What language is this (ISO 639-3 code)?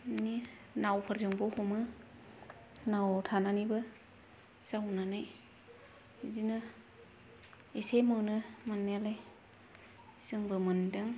brx